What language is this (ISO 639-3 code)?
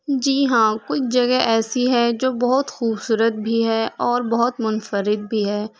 urd